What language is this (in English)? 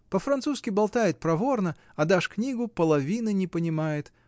Russian